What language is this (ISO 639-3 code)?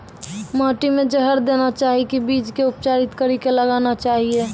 mai